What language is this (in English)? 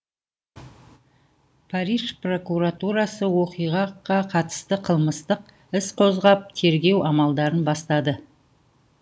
Kazakh